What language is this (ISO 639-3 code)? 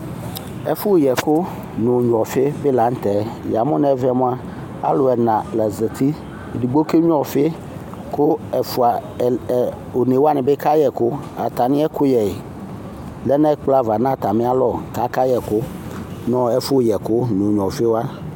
kpo